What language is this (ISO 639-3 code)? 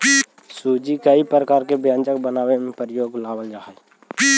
mag